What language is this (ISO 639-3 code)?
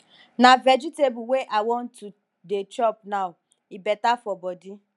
pcm